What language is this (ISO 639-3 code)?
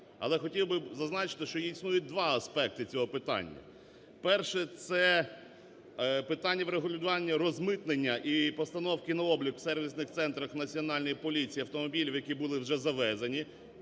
ukr